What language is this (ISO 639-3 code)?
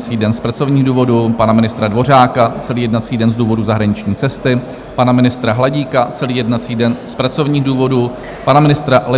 ces